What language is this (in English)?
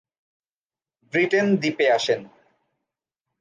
Bangla